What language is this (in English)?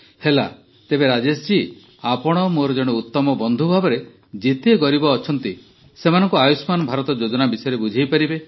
Odia